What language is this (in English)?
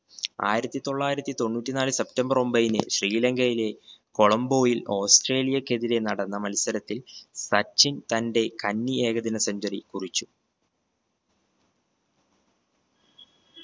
Malayalam